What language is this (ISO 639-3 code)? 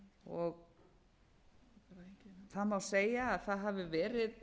isl